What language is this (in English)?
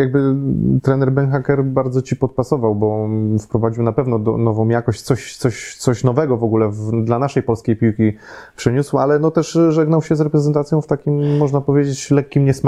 Polish